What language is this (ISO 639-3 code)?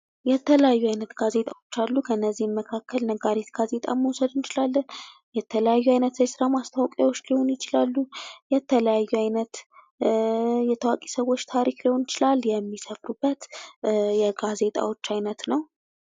amh